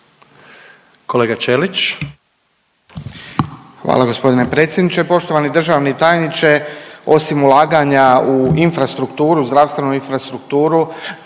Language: Croatian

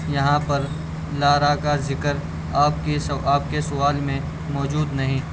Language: Urdu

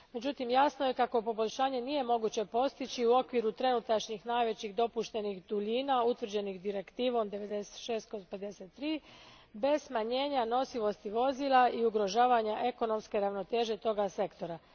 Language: Croatian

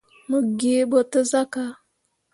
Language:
Mundang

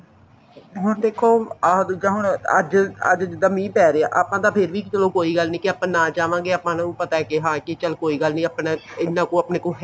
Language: Punjabi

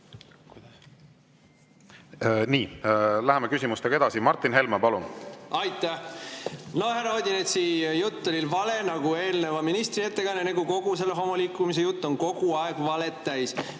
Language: Estonian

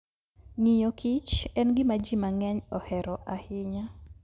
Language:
Luo (Kenya and Tanzania)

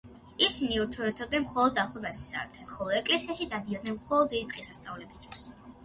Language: Georgian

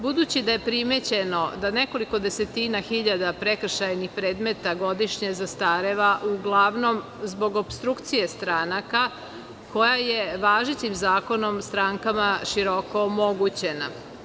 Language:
Serbian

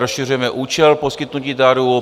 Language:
Czech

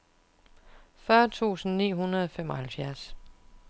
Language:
Danish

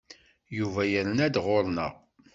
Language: Kabyle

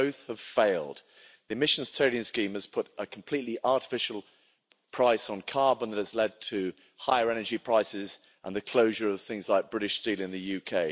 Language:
English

